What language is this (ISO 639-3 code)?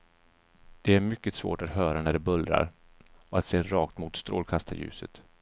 swe